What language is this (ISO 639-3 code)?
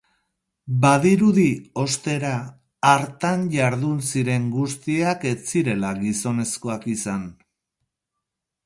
eus